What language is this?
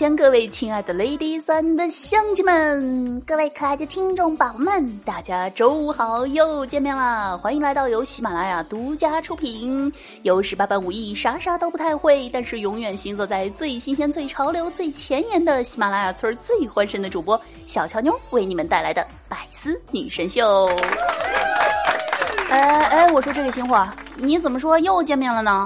Chinese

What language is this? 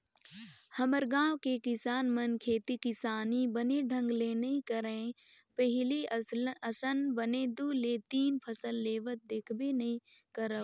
Chhattisgarhi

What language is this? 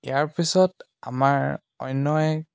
Assamese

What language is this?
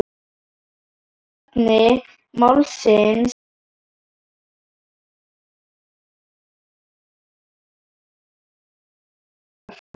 Icelandic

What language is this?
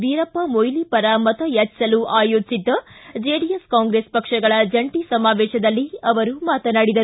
Kannada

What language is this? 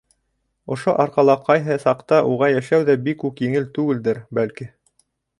Bashkir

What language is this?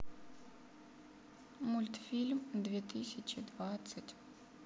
Russian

